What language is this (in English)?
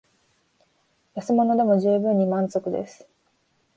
Japanese